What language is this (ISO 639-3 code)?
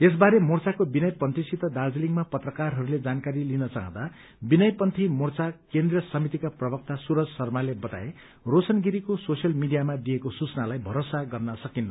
nep